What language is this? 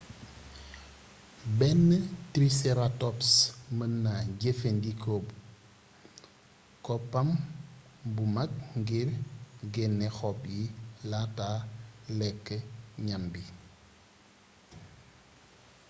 Wolof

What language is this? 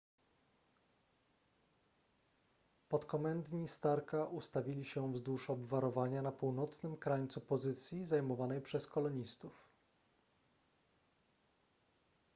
Polish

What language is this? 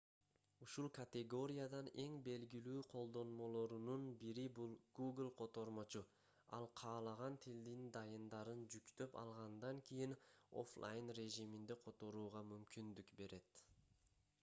Kyrgyz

